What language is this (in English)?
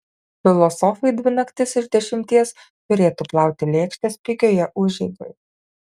Lithuanian